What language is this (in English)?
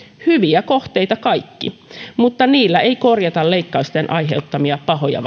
Finnish